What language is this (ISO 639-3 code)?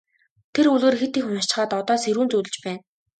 mon